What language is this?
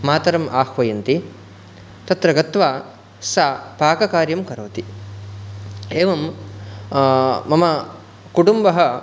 Sanskrit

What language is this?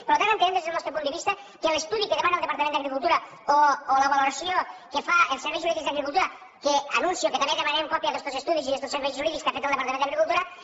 Catalan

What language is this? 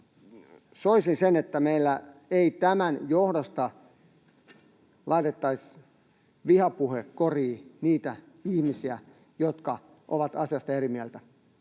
Finnish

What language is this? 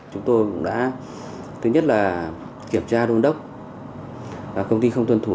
Vietnamese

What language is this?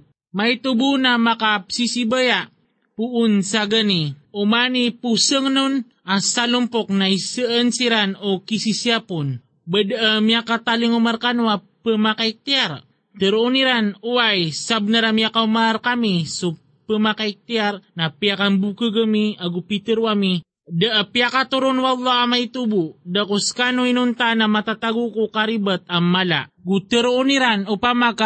Filipino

